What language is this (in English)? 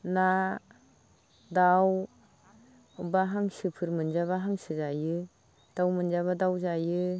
Bodo